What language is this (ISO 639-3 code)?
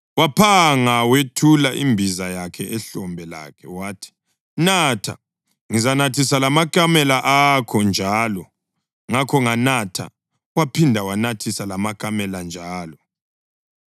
nde